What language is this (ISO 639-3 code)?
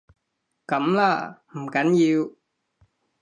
yue